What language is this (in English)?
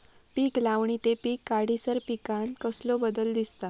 Marathi